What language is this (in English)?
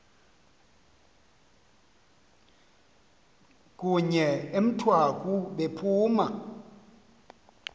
Xhosa